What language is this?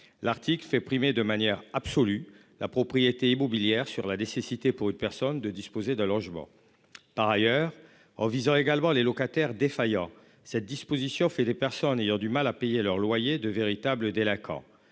French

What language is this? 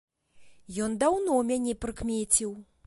Belarusian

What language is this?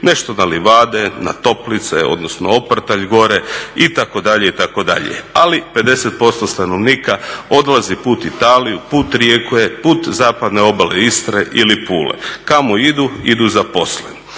Croatian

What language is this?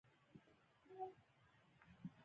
Pashto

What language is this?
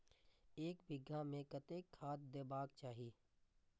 Maithili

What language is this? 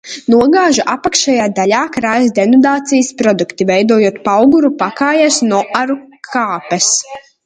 Latvian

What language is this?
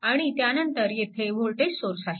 Marathi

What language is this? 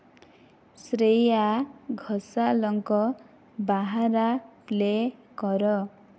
Odia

